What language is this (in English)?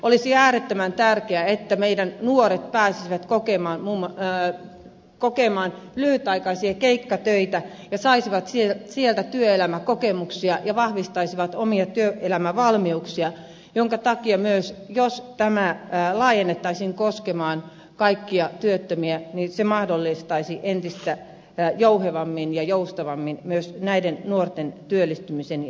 Finnish